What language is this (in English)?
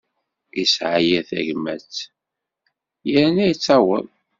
Kabyle